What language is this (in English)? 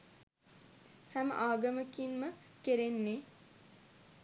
Sinhala